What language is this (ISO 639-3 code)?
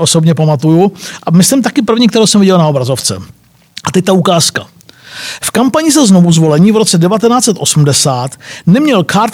ces